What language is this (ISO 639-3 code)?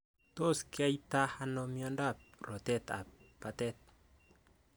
kln